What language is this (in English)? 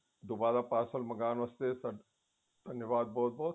Punjabi